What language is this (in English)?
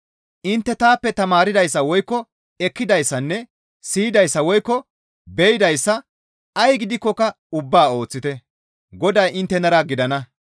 Gamo